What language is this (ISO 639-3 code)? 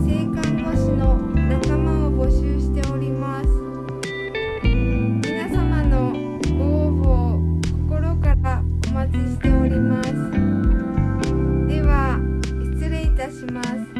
jpn